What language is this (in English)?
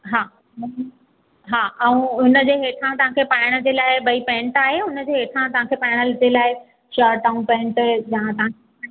Sindhi